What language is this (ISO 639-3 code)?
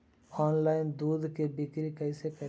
mag